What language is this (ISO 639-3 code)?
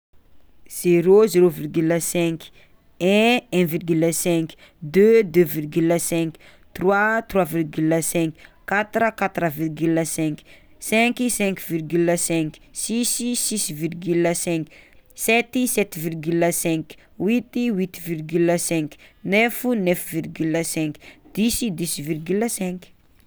xmw